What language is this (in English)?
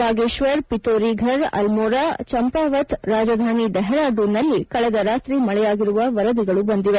Kannada